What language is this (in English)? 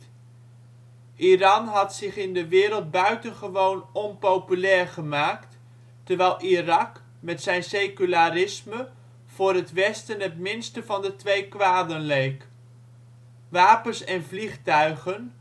Dutch